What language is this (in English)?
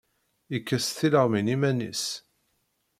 Kabyle